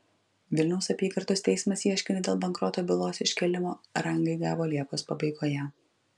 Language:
Lithuanian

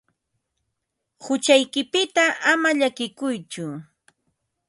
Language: Ambo-Pasco Quechua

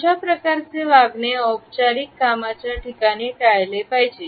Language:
Marathi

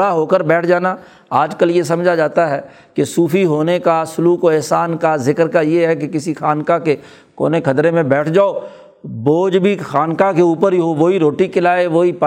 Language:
Urdu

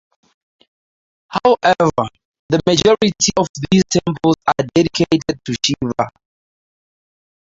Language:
English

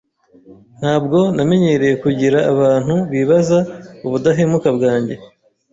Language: Kinyarwanda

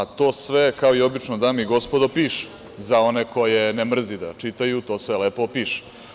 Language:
Serbian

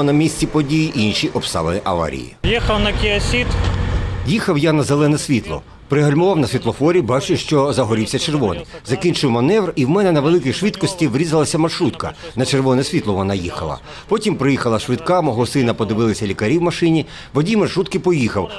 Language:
Ukrainian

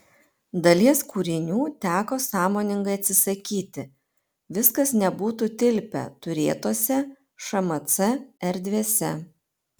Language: Lithuanian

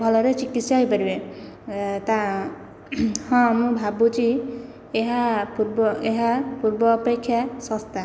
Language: Odia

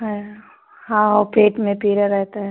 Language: Hindi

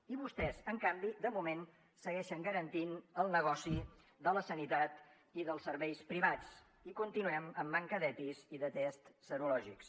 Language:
Catalan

